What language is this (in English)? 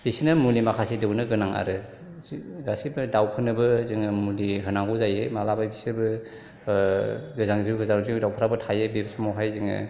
Bodo